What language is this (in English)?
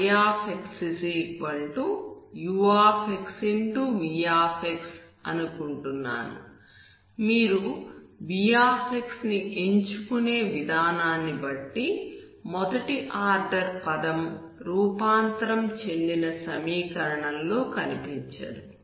Telugu